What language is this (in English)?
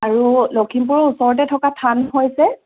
Assamese